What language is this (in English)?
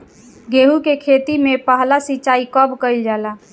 Bhojpuri